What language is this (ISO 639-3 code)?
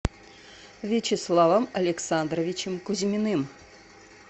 rus